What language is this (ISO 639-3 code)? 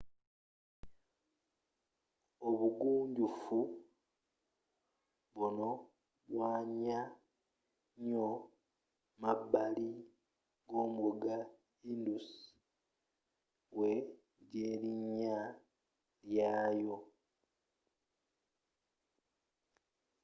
lug